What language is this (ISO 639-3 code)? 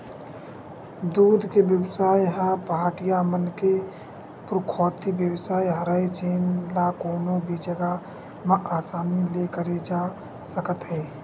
hne